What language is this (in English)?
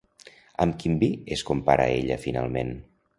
Catalan